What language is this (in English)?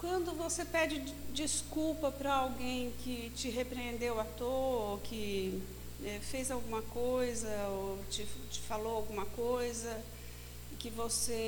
Portuguese